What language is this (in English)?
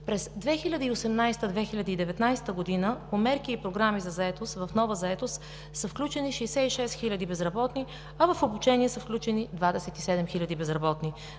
Bulgarian